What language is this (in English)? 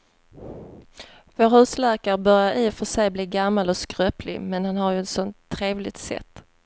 Swedish